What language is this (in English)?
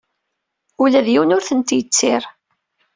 Kabyle